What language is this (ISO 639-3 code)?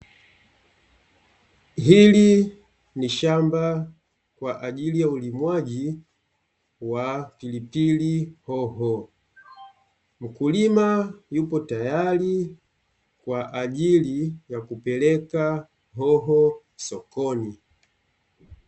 swa